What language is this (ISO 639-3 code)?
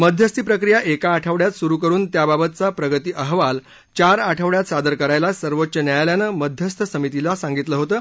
mar